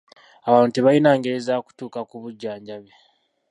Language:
Ganda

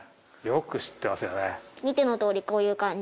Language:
Japanese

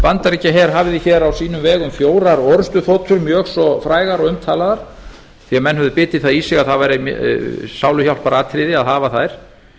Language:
Icelandic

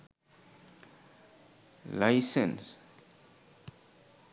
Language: Sinhala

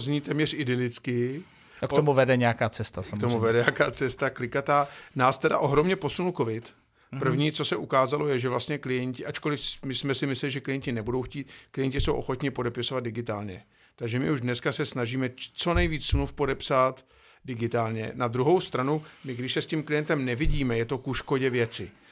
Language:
Czech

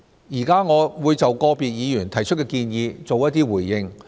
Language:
Cantonese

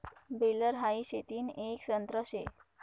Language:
Marathi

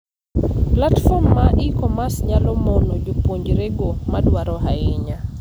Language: Luo (Kenya and Tanzania)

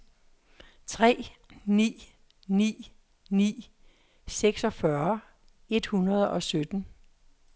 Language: Danish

